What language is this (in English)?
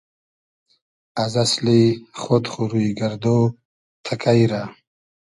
Hazaragi